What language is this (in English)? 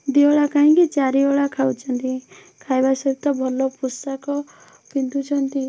Odia